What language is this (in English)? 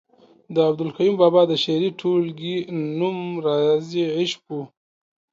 Pashto